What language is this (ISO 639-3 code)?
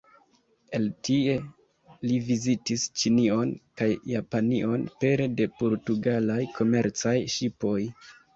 epo